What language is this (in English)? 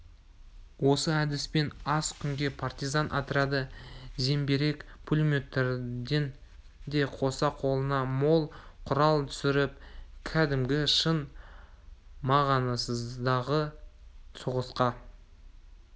Kazakh